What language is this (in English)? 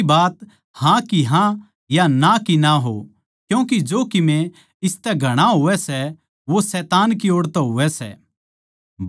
Haryanvi